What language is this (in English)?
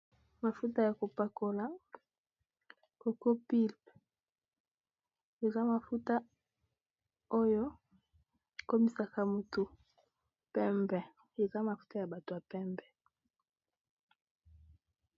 Lingala